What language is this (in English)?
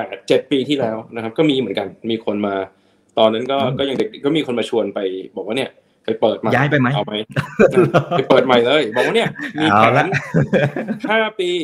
Thai